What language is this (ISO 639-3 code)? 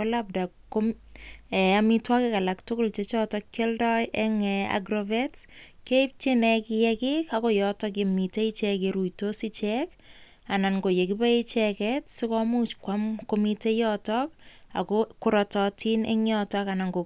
kln